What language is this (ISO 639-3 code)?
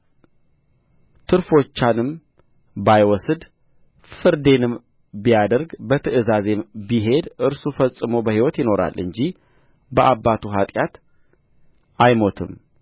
amh